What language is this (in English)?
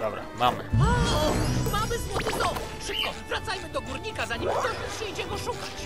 Polish